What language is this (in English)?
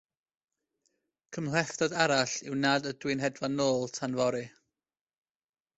Welsh